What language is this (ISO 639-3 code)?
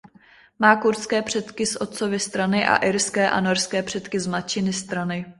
ces